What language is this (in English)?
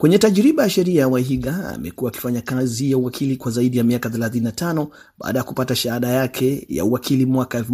Swahili